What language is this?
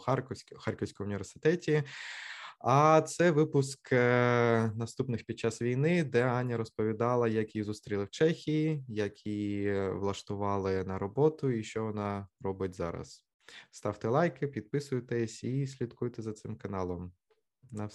Ukrainian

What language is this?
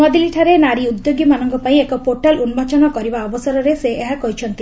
Odia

